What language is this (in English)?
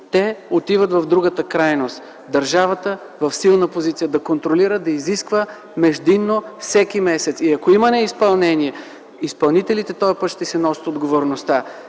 Bulgarian